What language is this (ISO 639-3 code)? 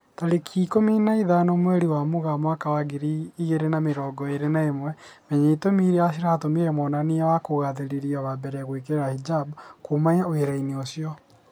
kik